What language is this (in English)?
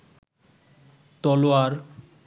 Bangla